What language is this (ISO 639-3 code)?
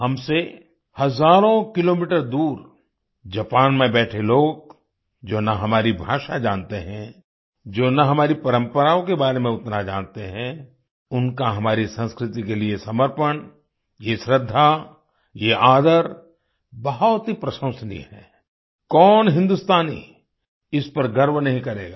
hin